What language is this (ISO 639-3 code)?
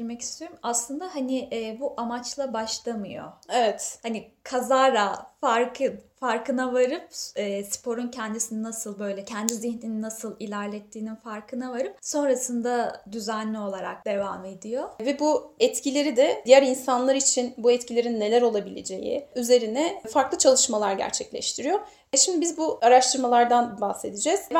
tur